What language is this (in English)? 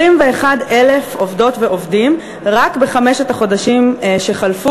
Hebrew